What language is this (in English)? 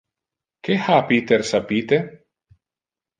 Interlingua